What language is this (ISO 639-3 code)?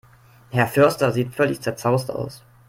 deu